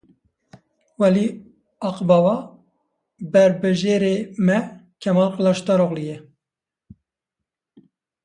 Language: Kurdish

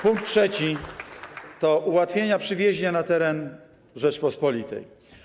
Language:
Polish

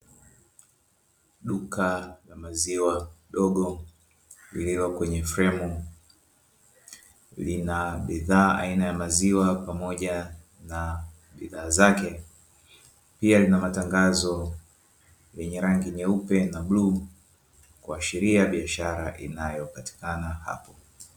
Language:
Swahili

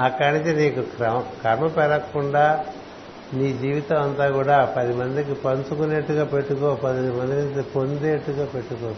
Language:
Telugu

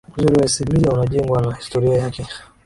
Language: Swahili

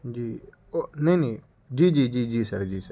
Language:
Urdu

